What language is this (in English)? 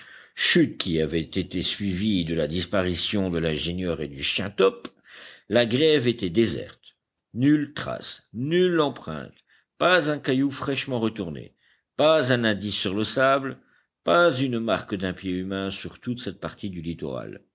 French